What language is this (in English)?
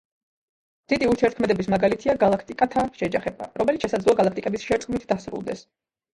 Georgian